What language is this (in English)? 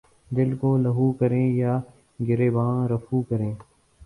Urdu